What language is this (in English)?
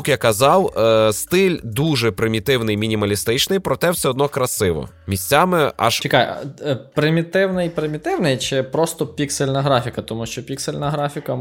Ukrainian